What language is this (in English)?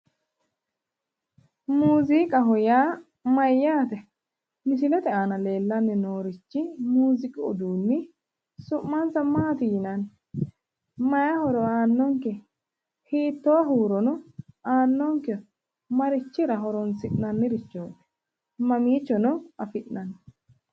Sidamo